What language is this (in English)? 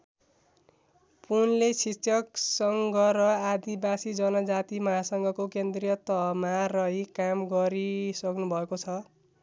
Nepali